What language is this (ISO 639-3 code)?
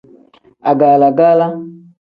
kdh